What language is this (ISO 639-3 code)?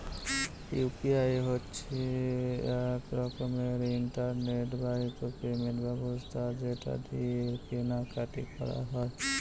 ben